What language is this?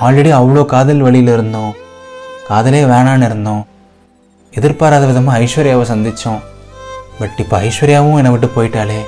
Tamil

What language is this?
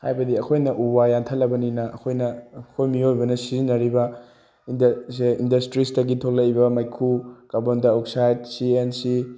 Manipuri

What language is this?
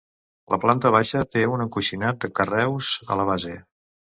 Catalan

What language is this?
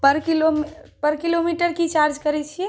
Maithili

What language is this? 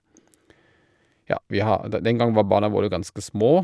Norwegian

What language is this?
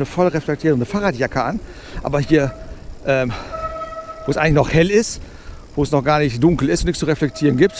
German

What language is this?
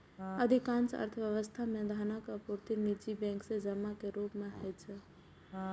Maithili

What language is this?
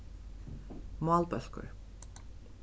Faroese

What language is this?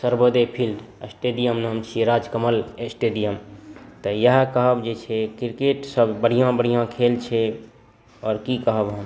Maithili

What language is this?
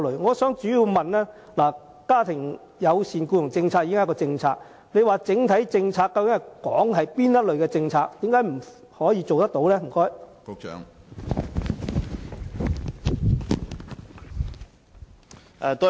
Cantonese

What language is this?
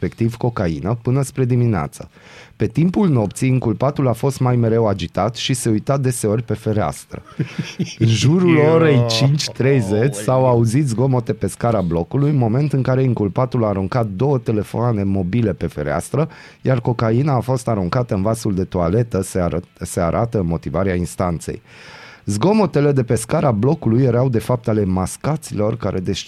Romanian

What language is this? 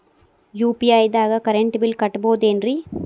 Kannada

